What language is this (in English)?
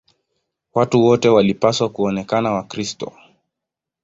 Swahili